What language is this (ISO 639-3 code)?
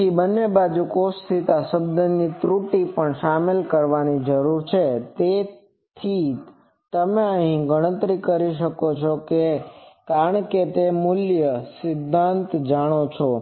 guj